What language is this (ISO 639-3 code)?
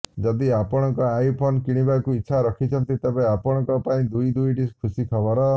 ori